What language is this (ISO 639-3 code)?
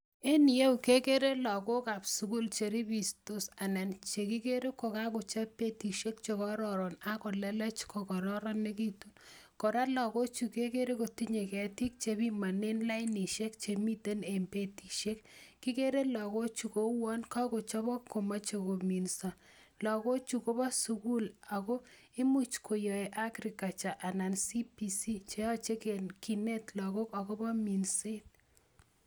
kln